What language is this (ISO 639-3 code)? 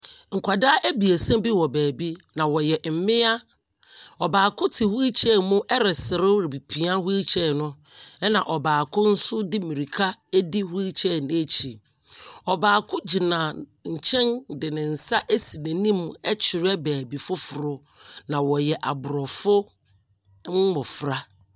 aka